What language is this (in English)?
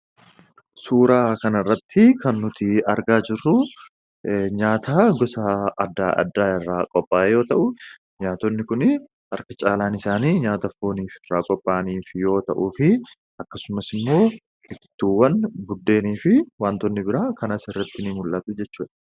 Oromo